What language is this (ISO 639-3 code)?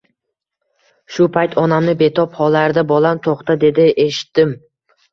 uzb